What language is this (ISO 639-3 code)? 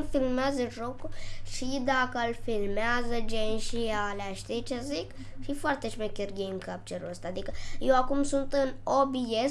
ron